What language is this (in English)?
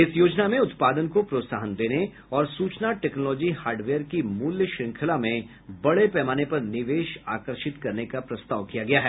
Hindi